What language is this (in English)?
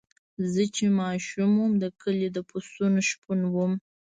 Pashto